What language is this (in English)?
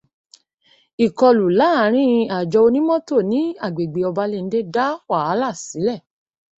Yoruba